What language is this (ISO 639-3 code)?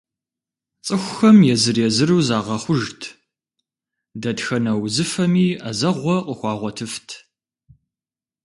kbd